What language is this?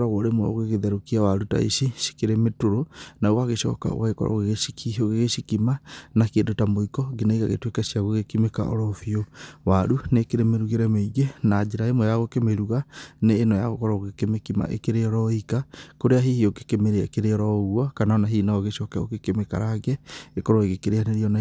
Kikuyu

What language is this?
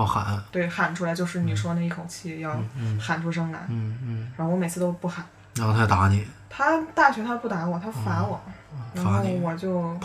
Chinese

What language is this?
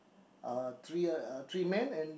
English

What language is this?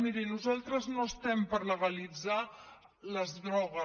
Catalan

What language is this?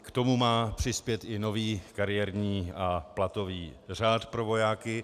Czech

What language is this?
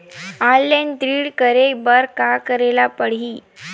Chhattisgarhi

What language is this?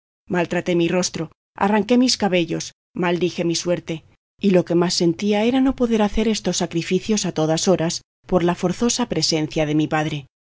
Spanish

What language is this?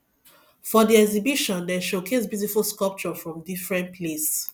Nigerian Pidgin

